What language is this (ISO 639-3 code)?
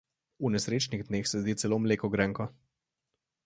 slv